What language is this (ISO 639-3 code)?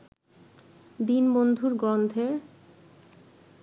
ben